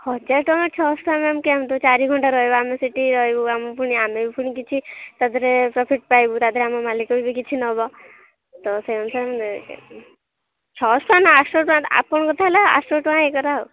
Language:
Odia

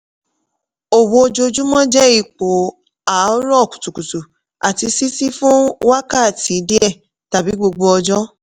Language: Yoruba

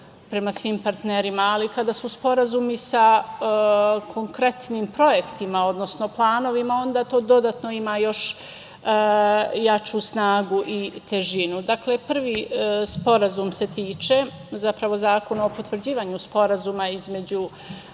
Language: Serbian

